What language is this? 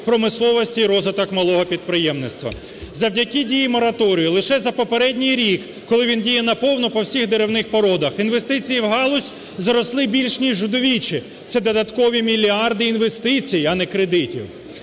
Ukrainian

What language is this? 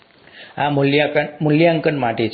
Gujarati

